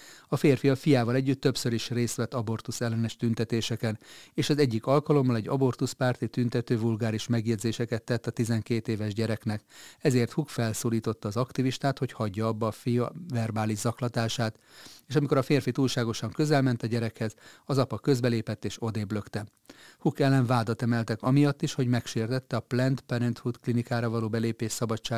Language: Hungarian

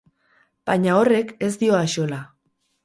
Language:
Basque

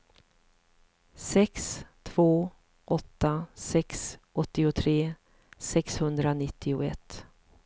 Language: Swedish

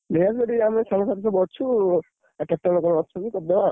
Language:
Odia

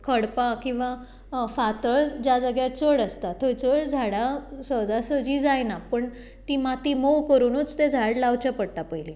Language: Konkani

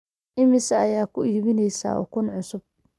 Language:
Somali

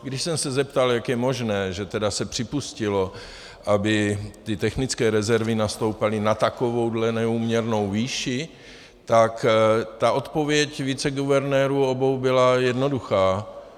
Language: Czech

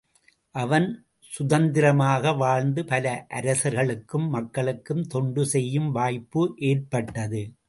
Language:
Tamil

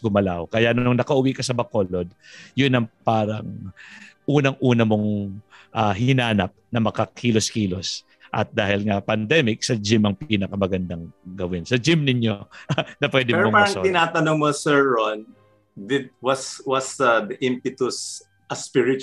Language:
Filipino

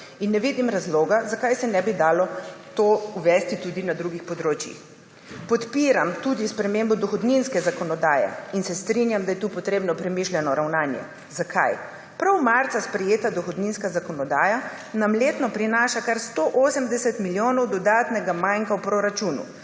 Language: Slovenian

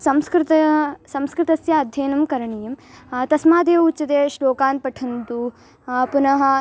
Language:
Sanskrit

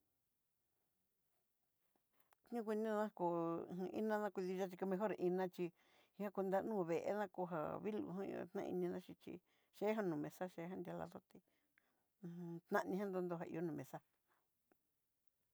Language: Southeastern Nochixtlán Mixtec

